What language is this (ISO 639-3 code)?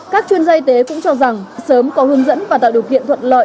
vie